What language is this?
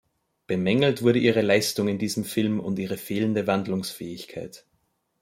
German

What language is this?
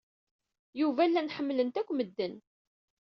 Kabyle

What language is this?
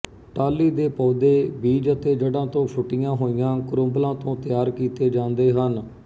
Punjabi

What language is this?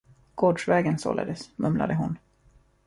Swedish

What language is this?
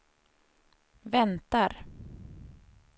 Swedish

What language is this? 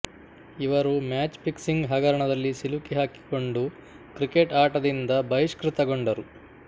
Kannada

